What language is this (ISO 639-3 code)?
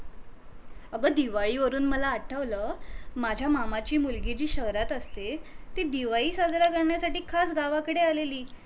mar